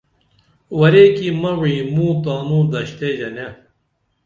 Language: Dameli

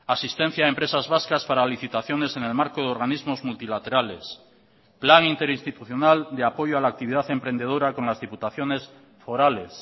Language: Spanish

